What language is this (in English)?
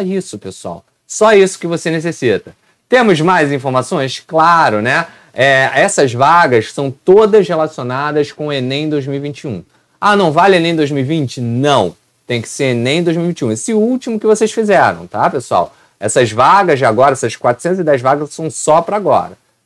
Portuguese